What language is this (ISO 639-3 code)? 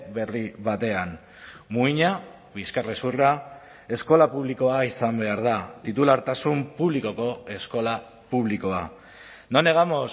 eus